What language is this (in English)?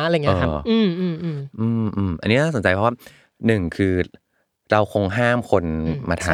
Thai